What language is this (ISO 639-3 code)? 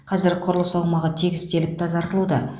kaz